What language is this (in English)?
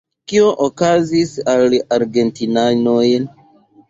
Esperanto